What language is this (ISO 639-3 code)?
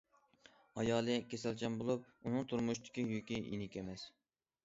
uig